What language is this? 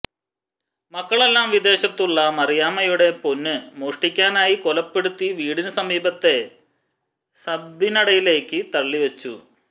Malayalam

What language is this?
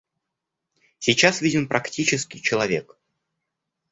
Russian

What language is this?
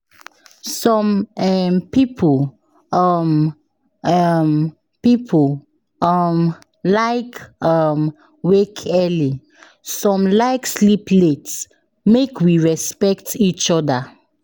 Nigerian Pidgin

